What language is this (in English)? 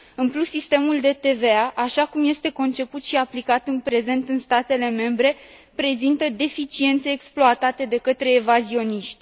Romanian